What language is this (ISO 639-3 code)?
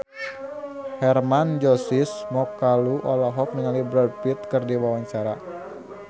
sun